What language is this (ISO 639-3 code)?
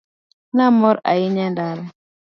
luo